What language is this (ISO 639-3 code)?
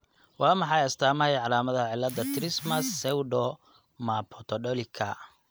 som